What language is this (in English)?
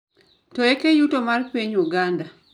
Luo (Kenya and Tanzania)